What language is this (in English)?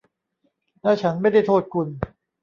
Thai